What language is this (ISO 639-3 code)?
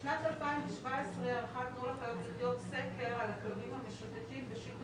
heb